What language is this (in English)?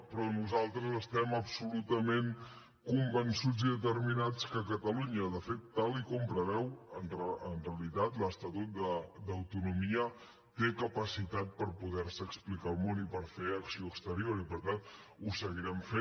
Catalan